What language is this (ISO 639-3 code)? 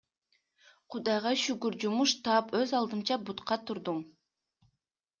kir